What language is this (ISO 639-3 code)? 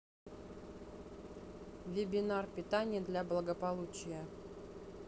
rus